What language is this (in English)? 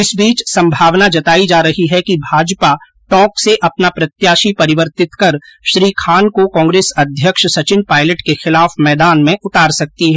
Hindi